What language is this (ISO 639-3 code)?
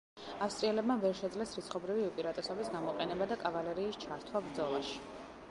kat